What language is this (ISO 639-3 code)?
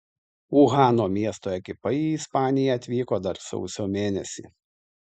lit